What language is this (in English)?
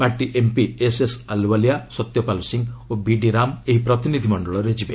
Odia